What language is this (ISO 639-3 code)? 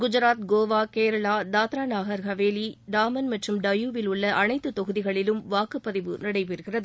tam